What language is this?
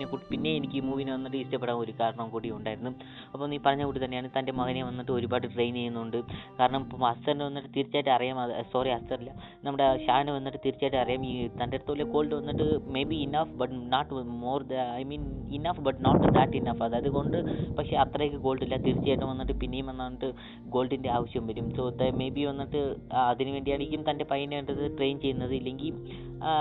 Malayalam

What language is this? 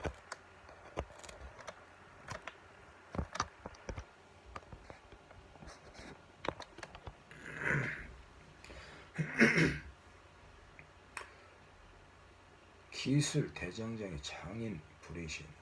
Korean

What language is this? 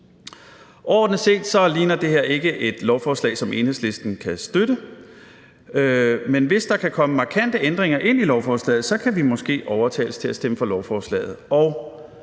Danish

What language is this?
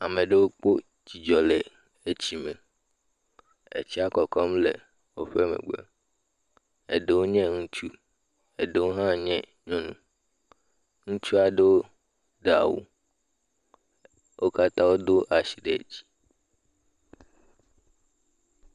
Ewe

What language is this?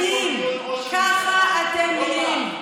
Hebrew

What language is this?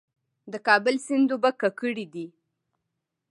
Pashto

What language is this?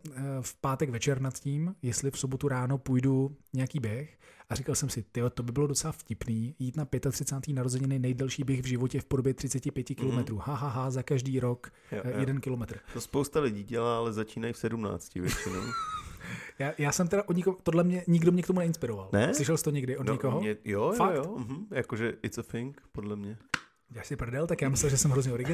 Czech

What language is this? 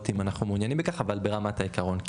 Hebrew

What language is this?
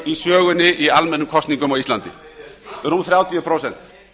Icelandic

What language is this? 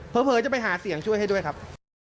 Thai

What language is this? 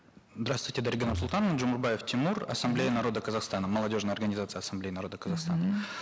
Kazakh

